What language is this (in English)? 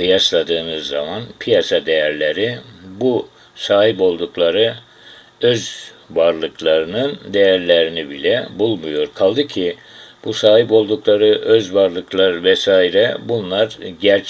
Turkish